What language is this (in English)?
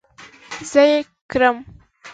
Pashto